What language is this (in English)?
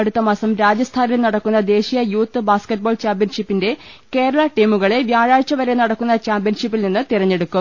Malayalam